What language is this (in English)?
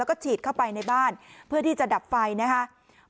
Thai